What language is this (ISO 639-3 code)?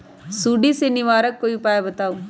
mag